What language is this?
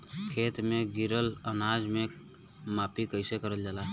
Bhojpuri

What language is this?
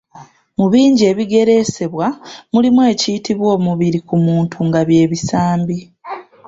Ganda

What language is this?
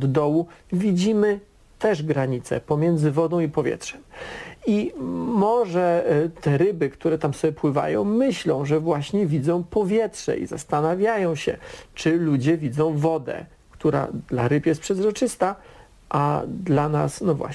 Polish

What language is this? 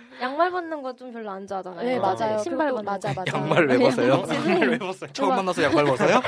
Korean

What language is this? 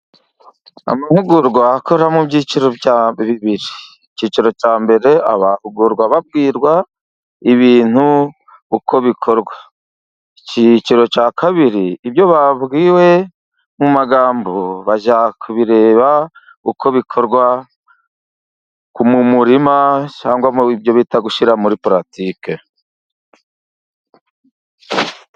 Kinyarwanda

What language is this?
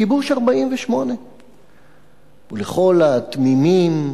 Hebrew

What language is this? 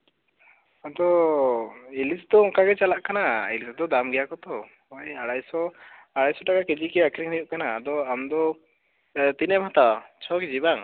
Santali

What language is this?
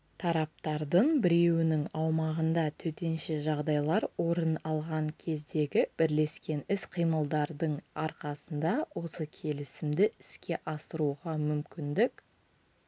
Kazakh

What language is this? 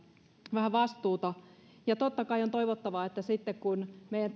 Finnish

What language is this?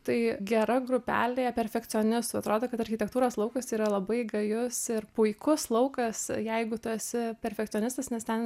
Lithuanian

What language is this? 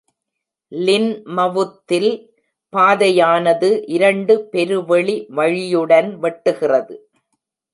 Tamil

